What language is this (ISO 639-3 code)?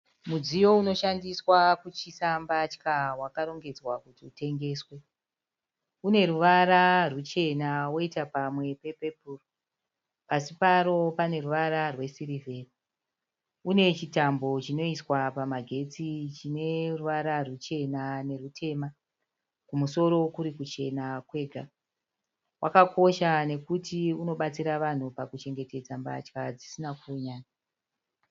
sna